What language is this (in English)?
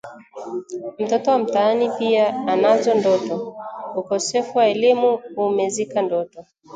Swahili